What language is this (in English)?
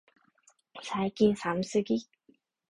Japanese